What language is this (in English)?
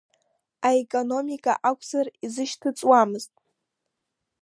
Abkhazian